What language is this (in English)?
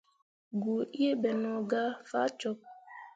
Mundang